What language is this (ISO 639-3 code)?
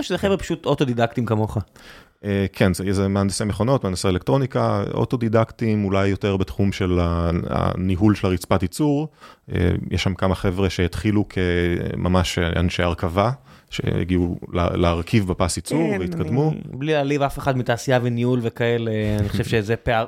heb